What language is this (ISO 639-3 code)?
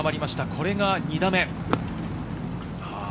jpn